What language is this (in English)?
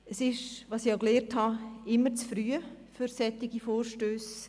Swiss German